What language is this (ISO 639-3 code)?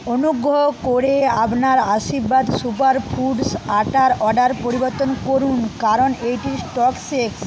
ben